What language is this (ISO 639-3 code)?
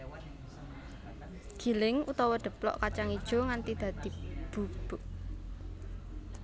jav